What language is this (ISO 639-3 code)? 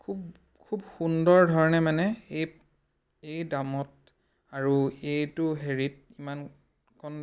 asm